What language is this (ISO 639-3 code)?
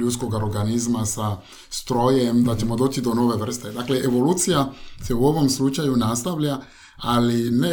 hrv